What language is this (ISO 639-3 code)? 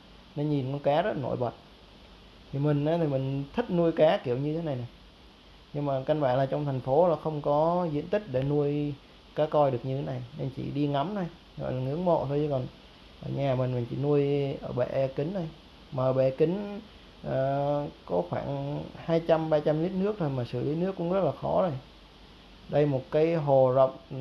vie